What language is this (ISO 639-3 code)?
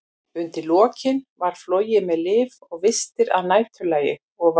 isl